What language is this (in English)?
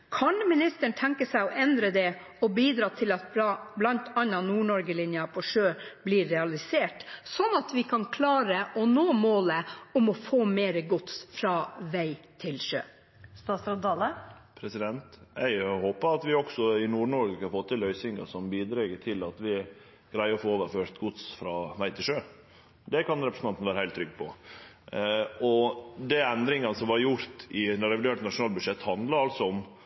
Norwegian